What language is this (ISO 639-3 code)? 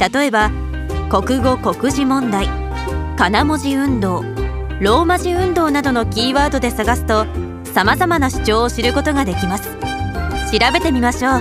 jpn